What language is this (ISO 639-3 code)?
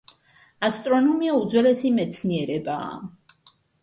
kat